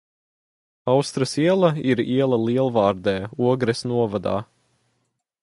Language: Latvian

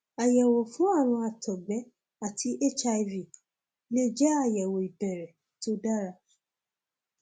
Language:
Yoruba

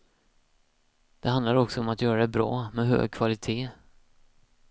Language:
Swedish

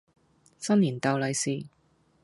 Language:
Cantonese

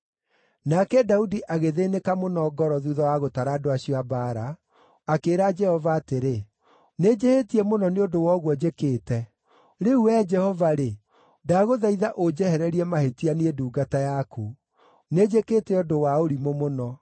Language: Kikuyu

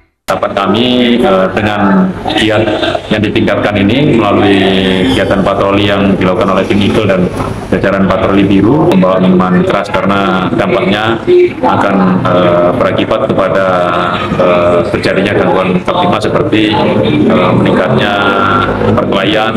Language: Indonesian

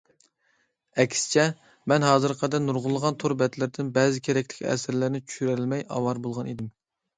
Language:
Uyghur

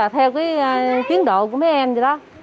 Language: Vietnamese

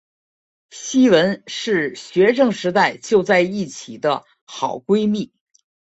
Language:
Chinese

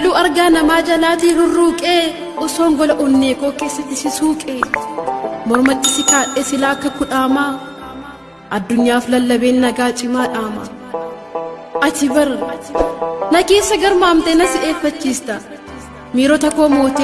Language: Oromo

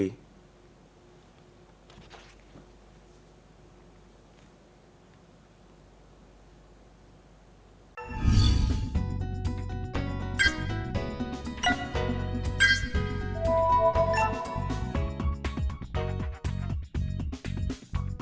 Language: Vietnamese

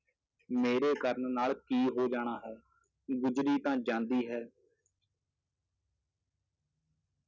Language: Punjabi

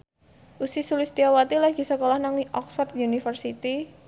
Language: Javanese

